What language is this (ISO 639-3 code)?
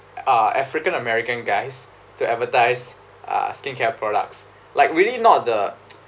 eng